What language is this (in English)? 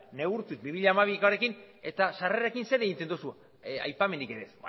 Basque